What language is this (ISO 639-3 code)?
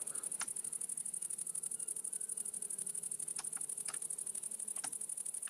rus